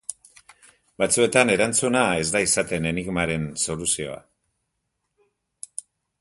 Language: Basque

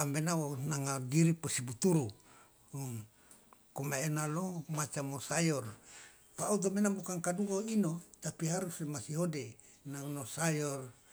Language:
Loloda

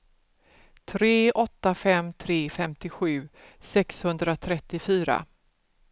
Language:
Swedish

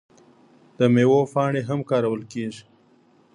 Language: Pashto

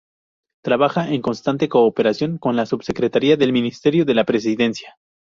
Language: Spanish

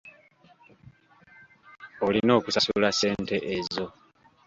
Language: Ganda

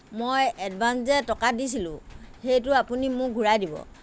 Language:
Assamese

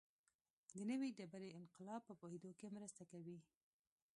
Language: Pashto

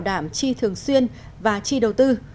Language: Vietnamese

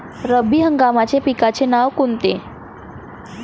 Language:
Marathi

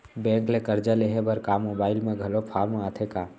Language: Chhattisgarhi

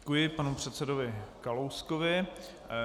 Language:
Czech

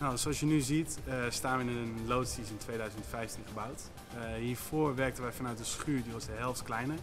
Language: Dutch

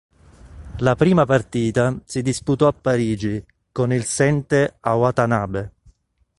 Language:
Italian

